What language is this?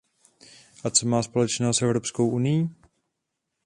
Czech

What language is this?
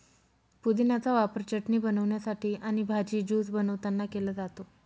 Marathi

